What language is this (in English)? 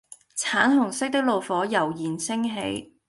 Cantonese